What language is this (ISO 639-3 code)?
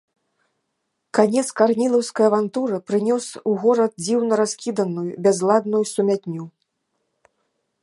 bel